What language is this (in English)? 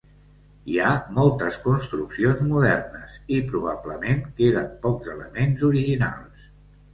Catalan